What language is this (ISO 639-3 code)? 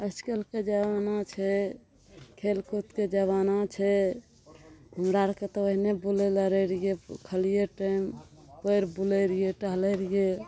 mai